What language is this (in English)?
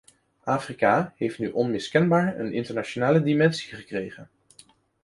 Dutch